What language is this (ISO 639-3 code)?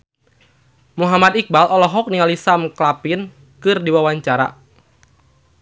sun